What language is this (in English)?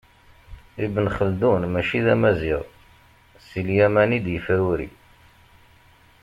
Kabyle